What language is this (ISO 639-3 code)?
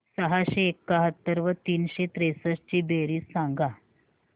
mar